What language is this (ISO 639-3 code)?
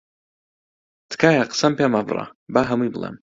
ckb